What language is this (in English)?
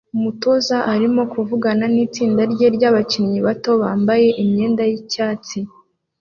Kinyarwanda